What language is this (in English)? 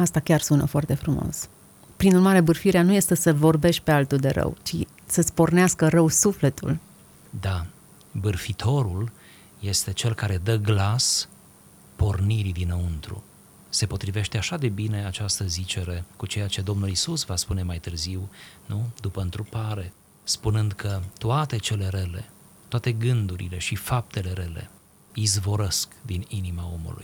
Romanian